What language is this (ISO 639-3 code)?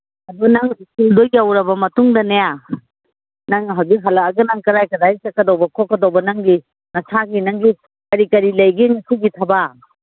mni